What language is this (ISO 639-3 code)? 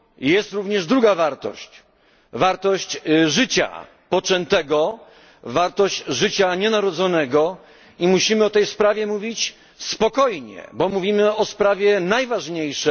pol